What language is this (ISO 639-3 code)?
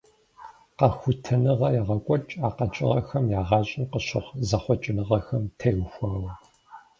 kbd